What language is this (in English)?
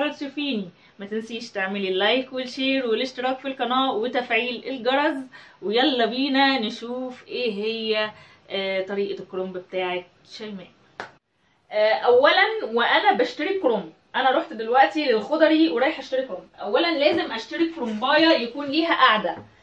Arabic